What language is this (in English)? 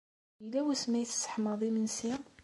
Kabyle